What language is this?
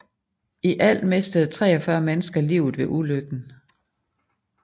Danish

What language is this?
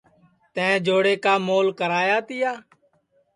Sansi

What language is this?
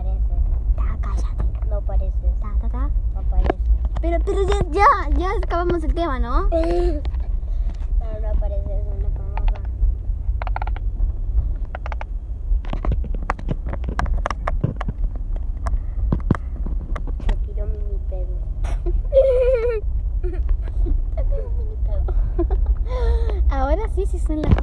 Spanish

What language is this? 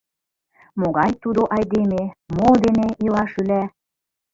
Mari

